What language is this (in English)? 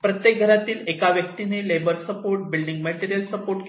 Marathi